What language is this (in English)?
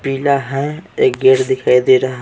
Hindi